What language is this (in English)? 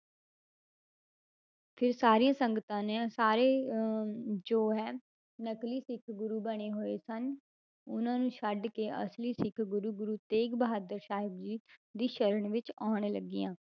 Punjabi